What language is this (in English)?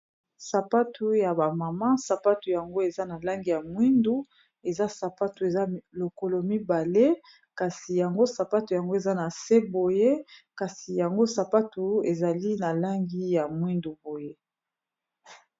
Lingala